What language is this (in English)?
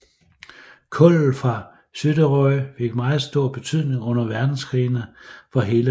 Danish